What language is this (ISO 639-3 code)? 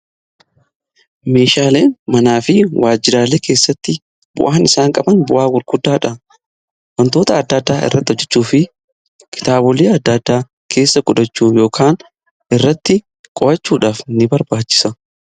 orm